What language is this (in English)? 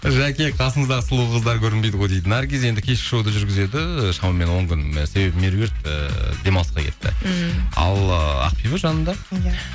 Kazakh